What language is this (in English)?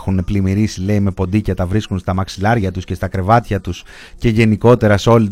Greek